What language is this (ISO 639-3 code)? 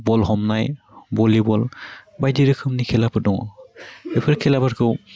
brx